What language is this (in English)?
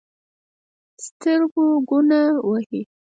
Pashto